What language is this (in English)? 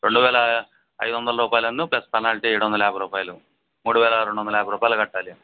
Telugu